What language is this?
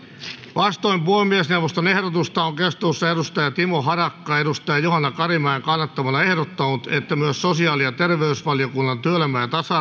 Finnish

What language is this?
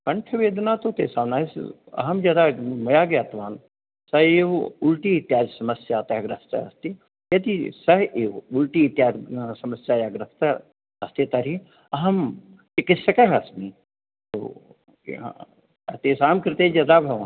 Sanskrit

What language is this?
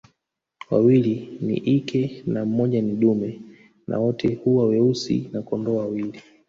Swahili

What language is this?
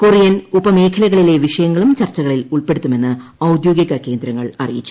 Malayalam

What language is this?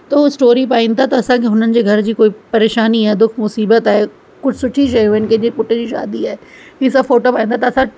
Sindhi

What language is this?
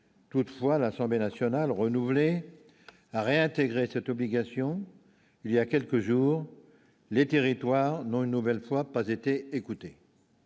French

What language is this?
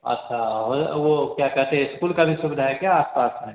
Hindi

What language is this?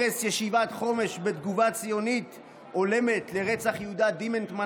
Hebrew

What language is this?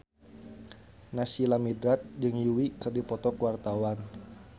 Sundanese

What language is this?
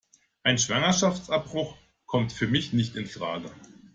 German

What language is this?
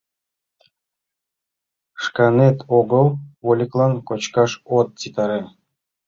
Mari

